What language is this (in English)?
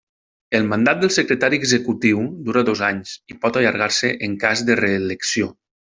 Catalan